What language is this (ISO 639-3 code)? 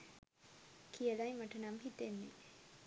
sin